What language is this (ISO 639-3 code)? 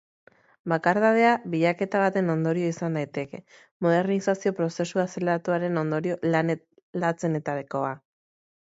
eus